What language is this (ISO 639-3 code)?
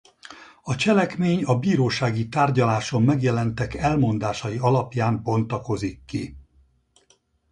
hun